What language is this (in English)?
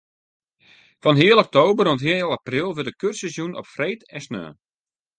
Western Frisian